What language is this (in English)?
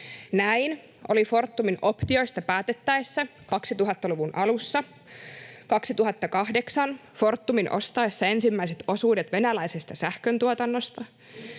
Finnish